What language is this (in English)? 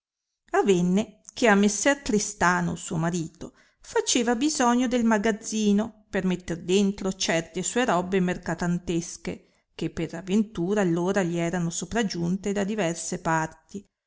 Italian